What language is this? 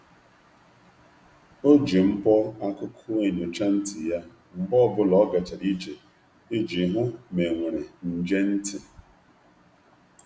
Igbo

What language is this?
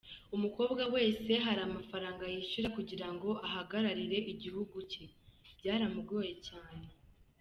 Kinyarwanda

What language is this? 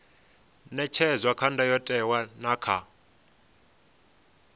Venda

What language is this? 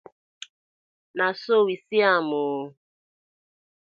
Nigerian Pidgin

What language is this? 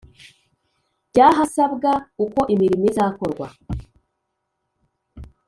Kinyarwanda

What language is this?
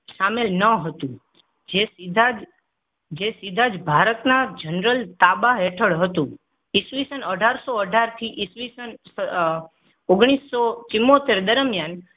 Gujarati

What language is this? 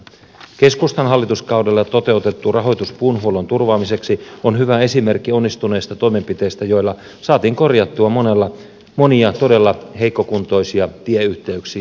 Finnish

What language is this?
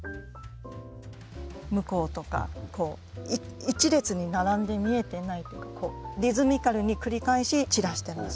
Japanese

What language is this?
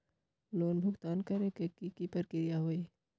Magahi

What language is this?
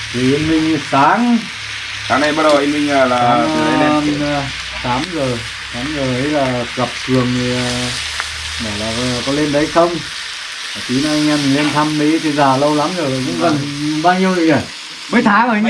Vietnamese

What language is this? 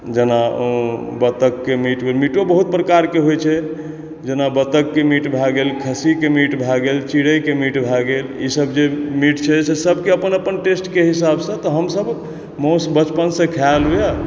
Maithili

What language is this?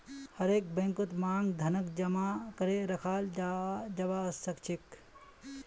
Magahi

